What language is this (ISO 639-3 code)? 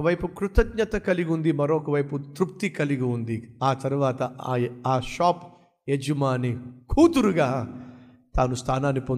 tel